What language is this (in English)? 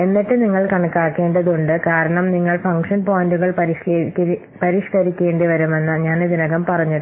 Malayalam